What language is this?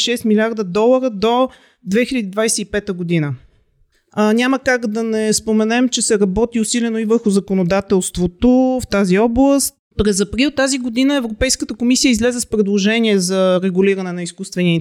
Bulgarian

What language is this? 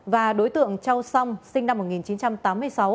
Vietnamese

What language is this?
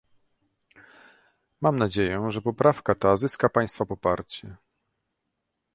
Polish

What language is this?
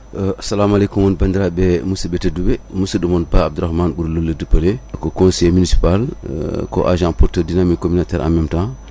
Fula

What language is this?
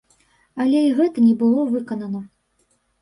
Belarusian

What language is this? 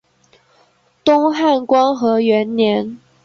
Chinese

